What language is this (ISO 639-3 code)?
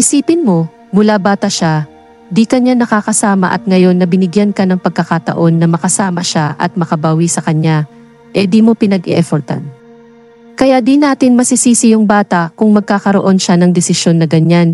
fil